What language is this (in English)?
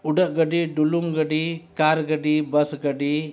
Santali